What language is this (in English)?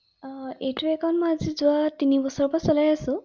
Assamese